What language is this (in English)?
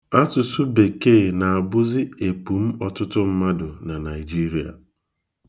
Igbo